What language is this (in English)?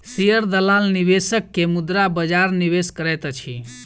Maithili